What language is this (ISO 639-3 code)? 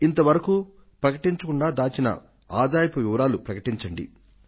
tel